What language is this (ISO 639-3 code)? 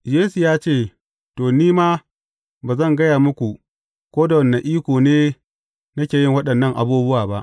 hau